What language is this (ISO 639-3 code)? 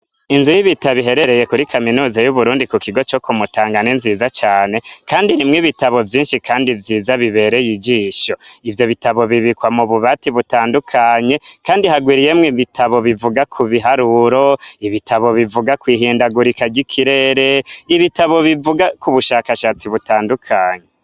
run